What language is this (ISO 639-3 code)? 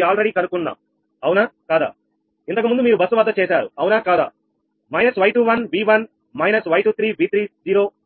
tel